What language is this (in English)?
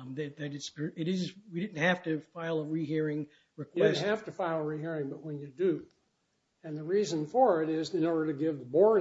English